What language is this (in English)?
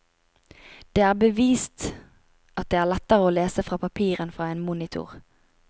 Norwegian